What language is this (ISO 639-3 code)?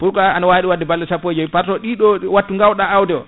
ful